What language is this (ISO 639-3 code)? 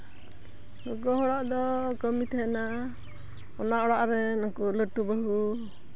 sat